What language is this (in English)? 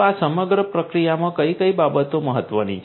Gujarati